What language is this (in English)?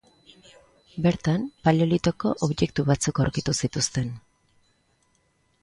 Basque